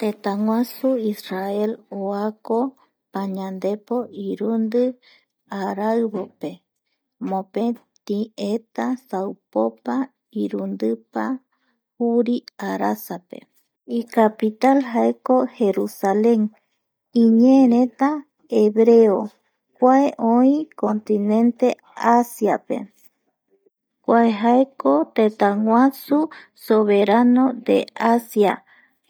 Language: Eastern Bolivian Guaraní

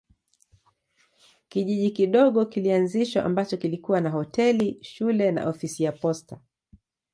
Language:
Swahili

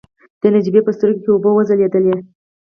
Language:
Pashto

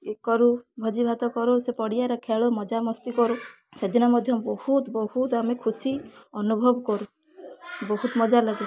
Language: Odia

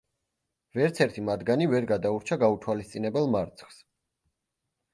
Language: Georgian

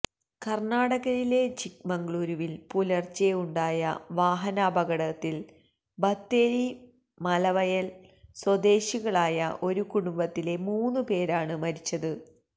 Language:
Malayalam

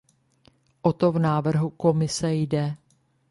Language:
Czech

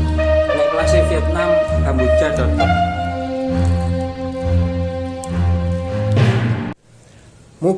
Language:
Indonesian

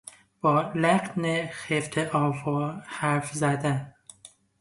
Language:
Persian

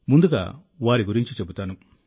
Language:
Telugu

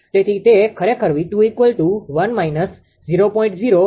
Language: Gujarati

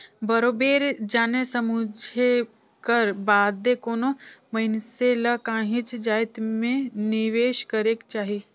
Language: Chhattisgarhi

